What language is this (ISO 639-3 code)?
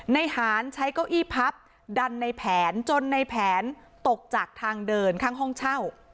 tha